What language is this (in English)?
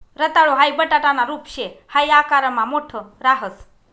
Marathi